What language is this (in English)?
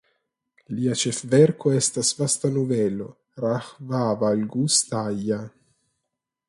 Esperanto